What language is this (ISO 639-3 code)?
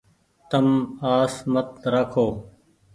gig